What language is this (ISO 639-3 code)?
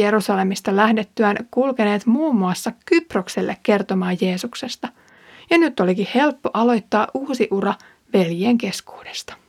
fin